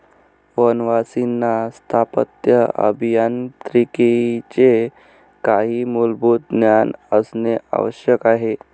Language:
Marathi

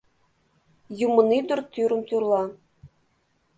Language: Mari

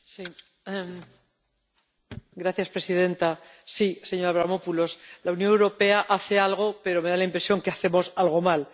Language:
Spanish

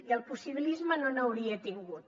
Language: Catalan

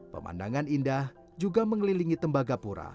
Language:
Indonesian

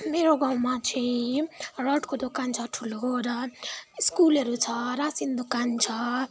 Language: Nepali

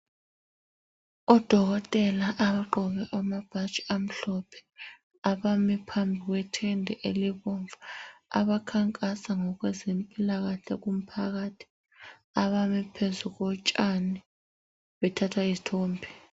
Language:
North Ndebele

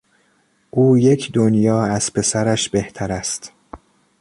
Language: Persian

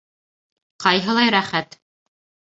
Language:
Bashkir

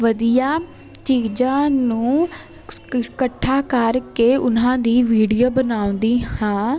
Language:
Punjabi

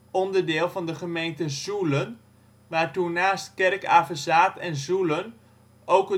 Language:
Dutch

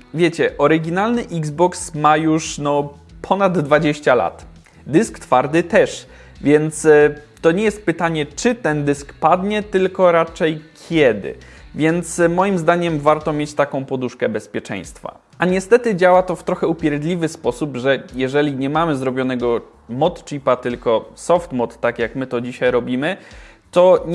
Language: Polish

